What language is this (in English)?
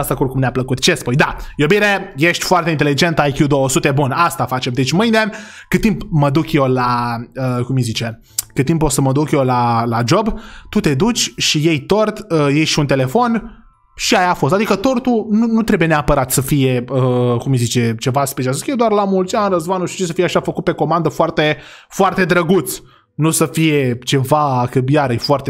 Romanian